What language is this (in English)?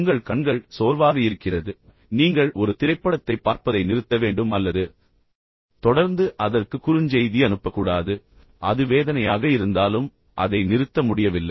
Tamil